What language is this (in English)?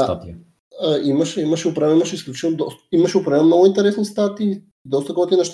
Bulgarian